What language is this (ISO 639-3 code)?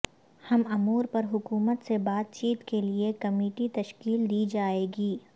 urd